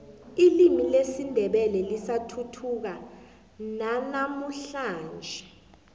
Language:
South Ndebele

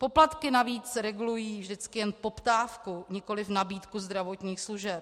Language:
Czech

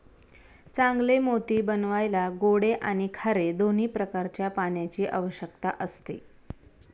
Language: Marathi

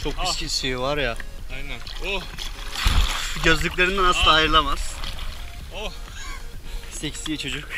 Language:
Turkish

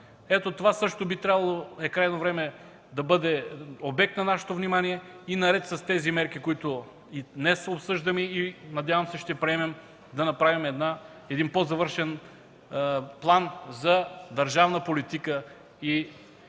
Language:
Bulgarian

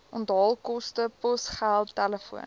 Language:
Afrikaans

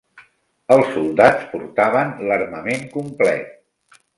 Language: Catalan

